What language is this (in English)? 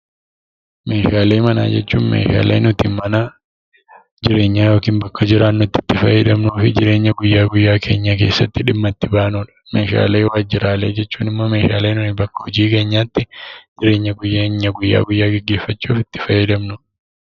Oromo